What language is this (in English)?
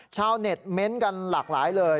Thai